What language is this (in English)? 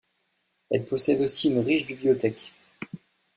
French